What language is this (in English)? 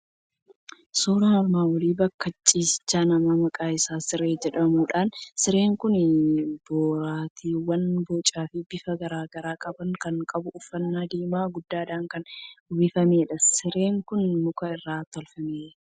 Oromo